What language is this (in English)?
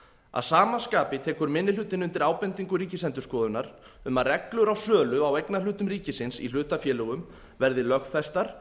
Icelandic